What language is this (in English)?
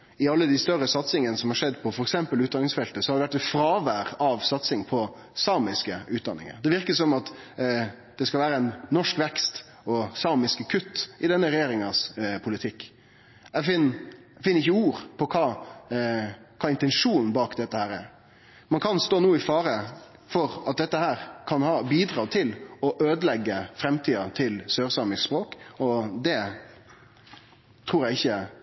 Norwegian Nynorsk